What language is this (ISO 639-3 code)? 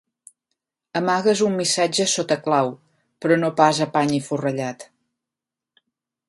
cat